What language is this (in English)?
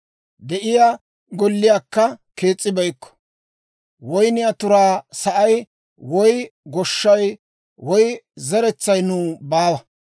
Dawro